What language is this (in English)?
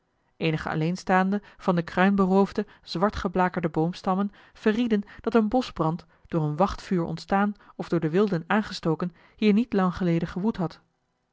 Dutch